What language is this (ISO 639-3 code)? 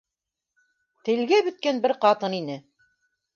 bak